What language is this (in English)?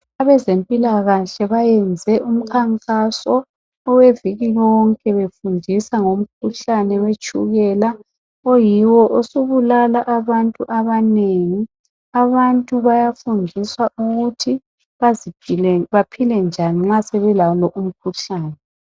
North Ndebele